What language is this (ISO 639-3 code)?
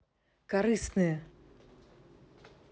rus